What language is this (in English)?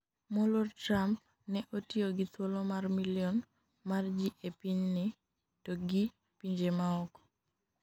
Luo (Kenya and Tanzania)